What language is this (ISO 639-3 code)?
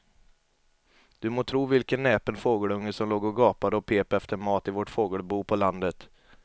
swe